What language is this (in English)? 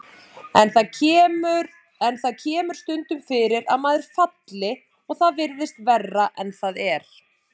Icelandic